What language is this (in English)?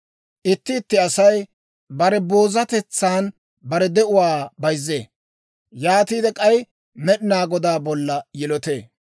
Dawro